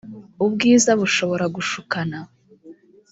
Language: Kinyarwanda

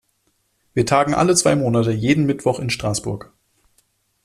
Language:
German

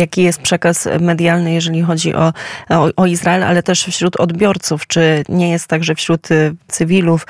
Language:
Polish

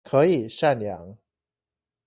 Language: Chinese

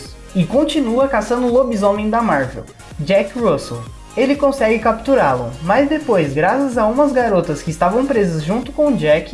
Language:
Portuguese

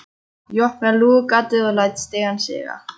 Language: Icelandic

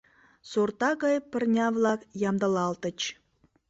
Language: Mari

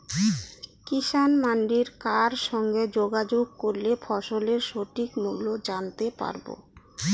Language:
Bangla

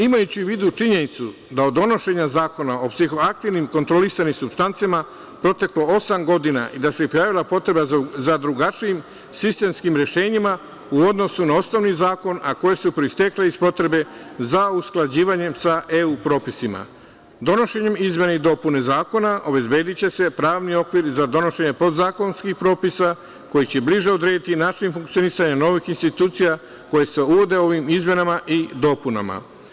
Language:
Serbian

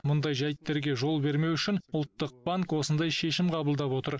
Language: Kazakh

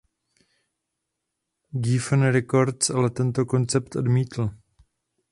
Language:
Czech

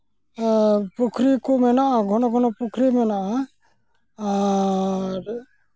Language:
Santali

